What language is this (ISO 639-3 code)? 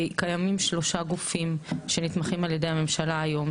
heb